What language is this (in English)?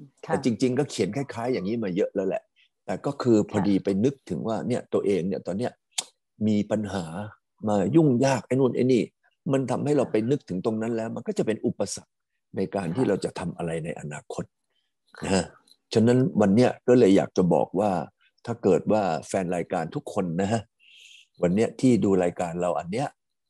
Thai